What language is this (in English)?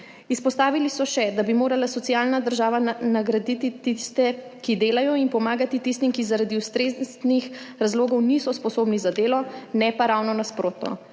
Slovenian